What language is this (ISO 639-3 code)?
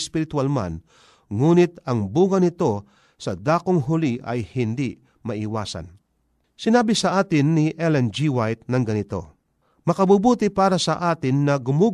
fil